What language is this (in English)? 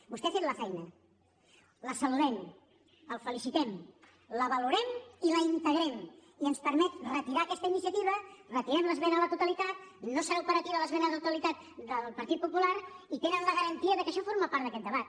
Catalan